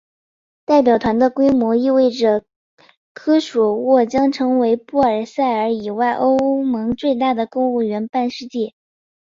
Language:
Chinese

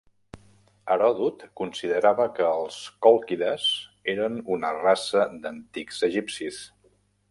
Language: Catalan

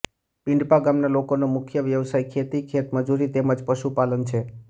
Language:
Gujarati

